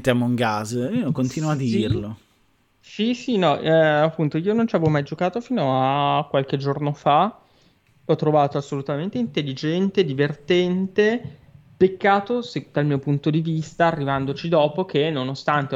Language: Italian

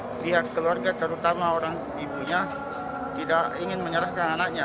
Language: Indonesian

